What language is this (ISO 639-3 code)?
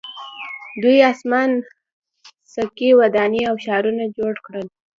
pus